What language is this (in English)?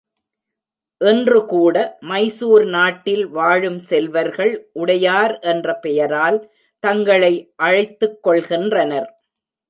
Tamil